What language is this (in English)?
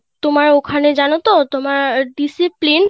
Bangla